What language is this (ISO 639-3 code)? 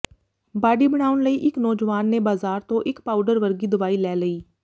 pan